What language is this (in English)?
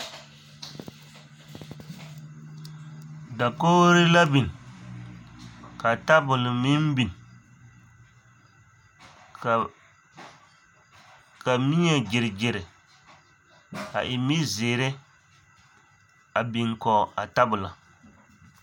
Southern Dagaare